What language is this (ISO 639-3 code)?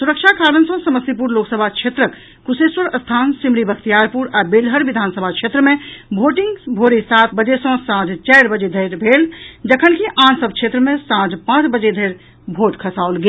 mai